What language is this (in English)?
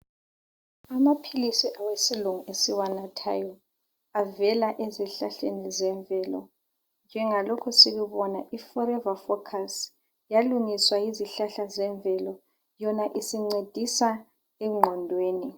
North Ndebele